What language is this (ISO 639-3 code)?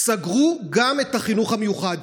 heb